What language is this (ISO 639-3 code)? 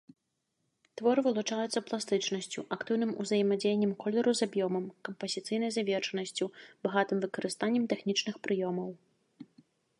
bel